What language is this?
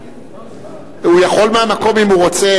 Hebrew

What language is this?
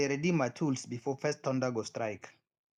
Nigerian Pidgin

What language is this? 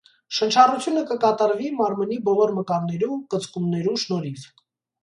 Armenian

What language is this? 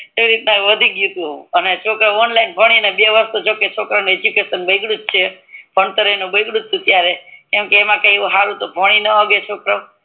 Gujarati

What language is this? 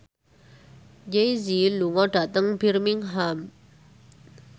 Javanese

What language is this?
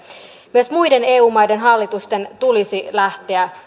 Finnish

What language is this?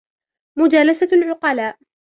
Arabic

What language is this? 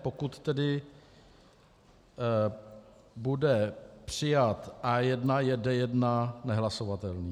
Czech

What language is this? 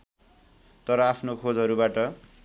Nepali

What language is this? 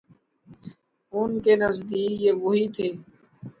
Urdu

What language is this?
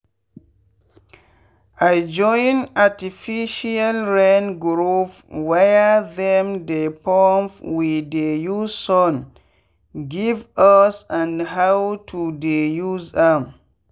Nigerian Pidgin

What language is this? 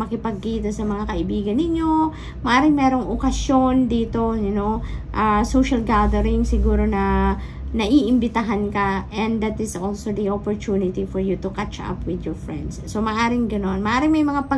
Filipino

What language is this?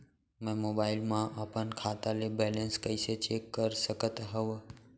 Chhattisgarhi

